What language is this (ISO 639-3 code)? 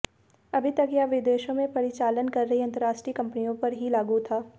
hin